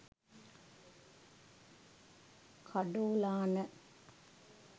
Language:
Sinhala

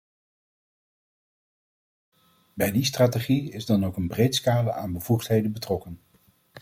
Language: Dutch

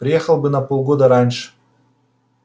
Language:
Russian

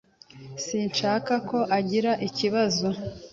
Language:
Kinyarwanda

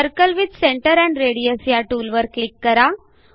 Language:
Marathi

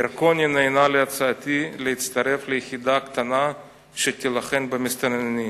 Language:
Hebrew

